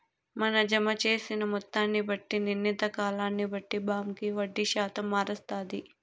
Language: Telugu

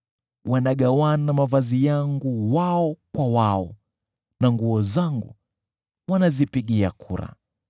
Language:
Swahili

